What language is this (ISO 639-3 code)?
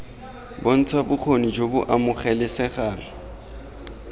tsn